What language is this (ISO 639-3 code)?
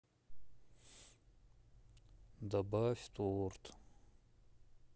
rus